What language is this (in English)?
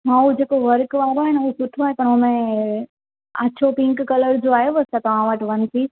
Sindhi